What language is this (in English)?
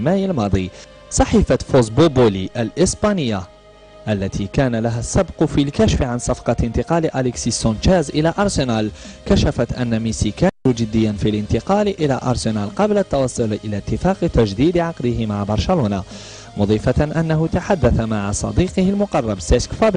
Arabic